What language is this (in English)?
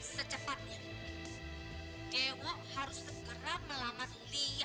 Indonesian